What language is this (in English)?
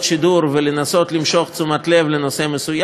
Hebrew